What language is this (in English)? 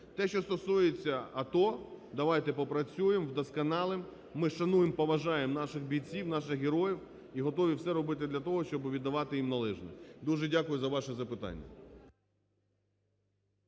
Ukrainian